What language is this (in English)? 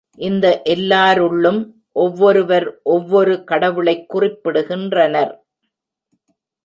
Tamil